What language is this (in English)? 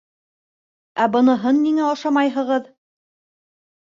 Bashkir